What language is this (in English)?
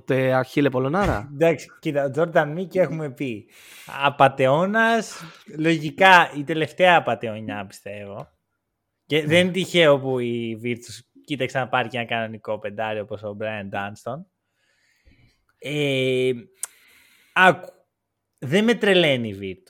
Greek